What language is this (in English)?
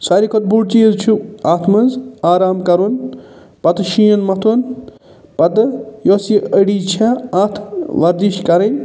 Kashmiri